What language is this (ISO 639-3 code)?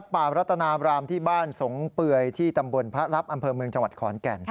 tha